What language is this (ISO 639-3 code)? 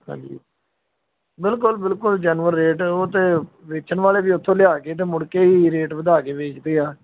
pan